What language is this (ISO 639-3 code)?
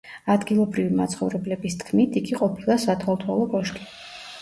kat